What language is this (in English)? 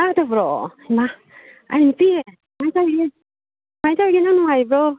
Manipuri